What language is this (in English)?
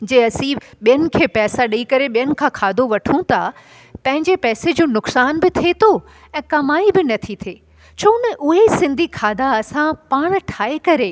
Sindhi